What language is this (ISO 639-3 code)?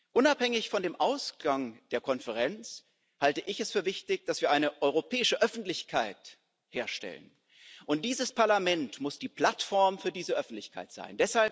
deu